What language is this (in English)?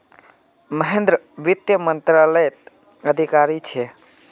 Magahi